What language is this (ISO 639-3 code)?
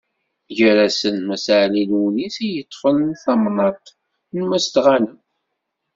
kab